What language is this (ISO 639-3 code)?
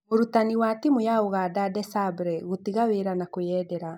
kik